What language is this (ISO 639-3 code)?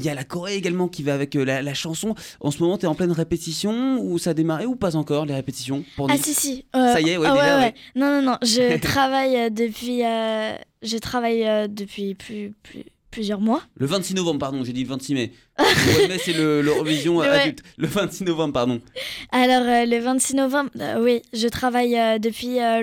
fra